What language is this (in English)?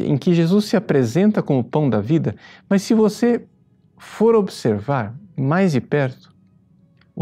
Portuguese